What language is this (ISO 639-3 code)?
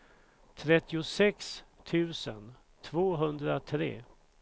swe